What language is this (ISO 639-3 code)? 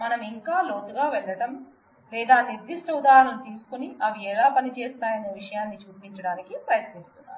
tel